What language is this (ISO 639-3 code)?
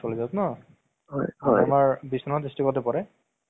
asm